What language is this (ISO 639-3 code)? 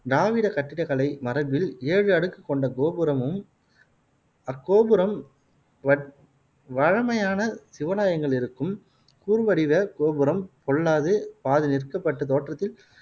tam